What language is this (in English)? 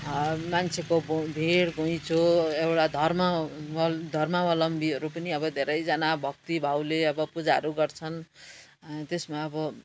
Nepali